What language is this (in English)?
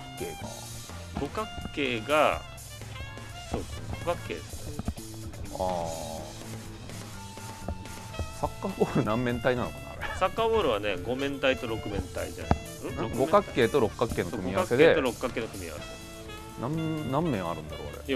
Japanese